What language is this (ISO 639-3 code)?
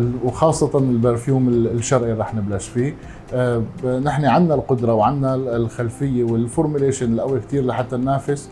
ara